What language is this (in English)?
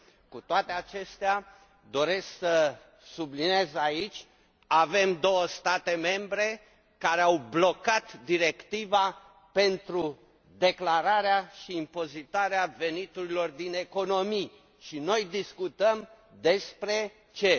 Romanian